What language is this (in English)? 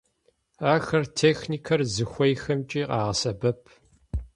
Kabardian